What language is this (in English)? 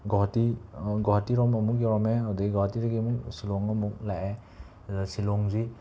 Manipuri